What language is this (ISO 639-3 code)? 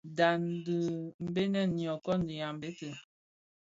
ksf